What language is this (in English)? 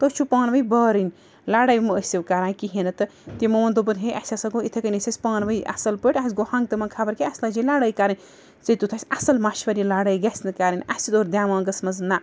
Kashmiri